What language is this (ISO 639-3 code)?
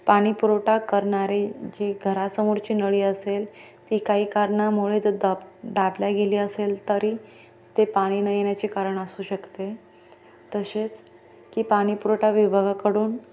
mar